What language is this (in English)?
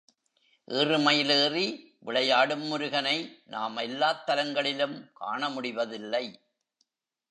Tamil